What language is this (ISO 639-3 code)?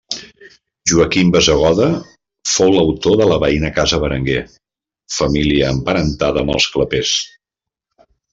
cat